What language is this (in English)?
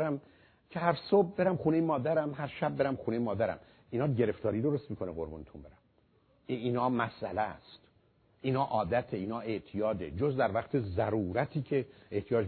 Persian